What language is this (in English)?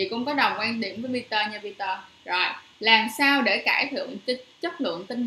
Vietnamese